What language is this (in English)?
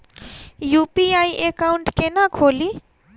Maithili